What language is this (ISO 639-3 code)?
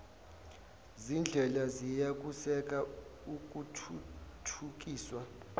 zul